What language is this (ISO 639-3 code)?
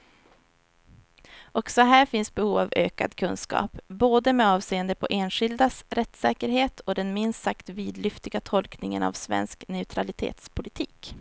swe